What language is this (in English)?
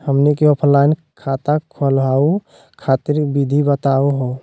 Magahi